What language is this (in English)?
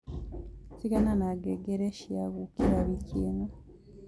Kikuyu